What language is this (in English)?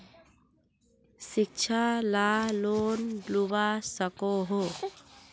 Magahi